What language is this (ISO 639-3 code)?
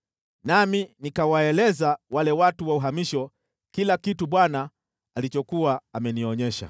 swa